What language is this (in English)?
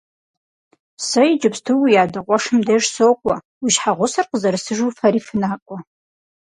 Kabardian